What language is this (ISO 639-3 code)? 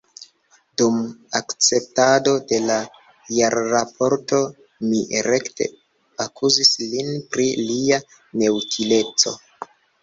epo